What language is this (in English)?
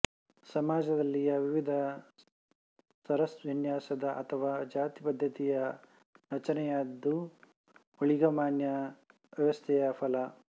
Kannada